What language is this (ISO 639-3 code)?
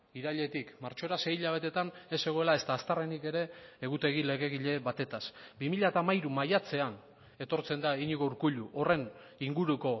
eus